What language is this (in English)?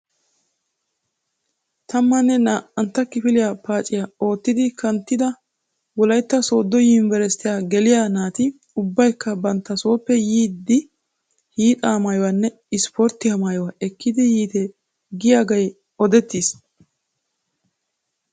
Wolaytta